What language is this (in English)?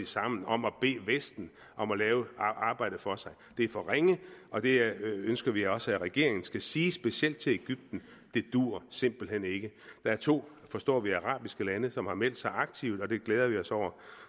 Danish